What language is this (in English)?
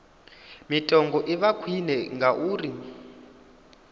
Venda